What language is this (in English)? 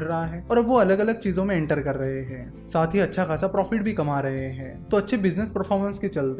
Hindi